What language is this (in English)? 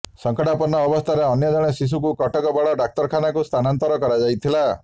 Odia